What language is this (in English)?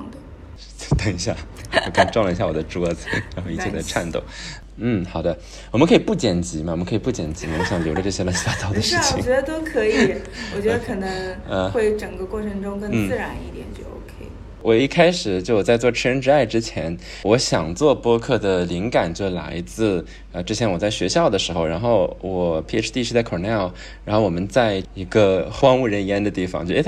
Chinese